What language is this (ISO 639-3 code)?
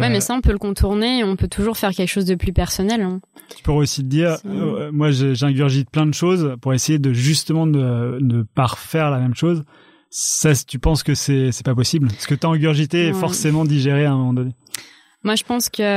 fra